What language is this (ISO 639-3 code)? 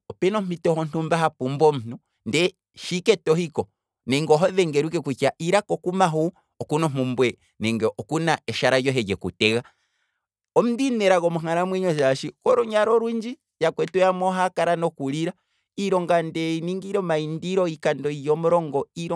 kwm